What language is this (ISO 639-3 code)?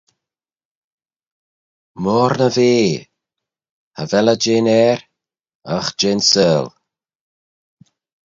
glv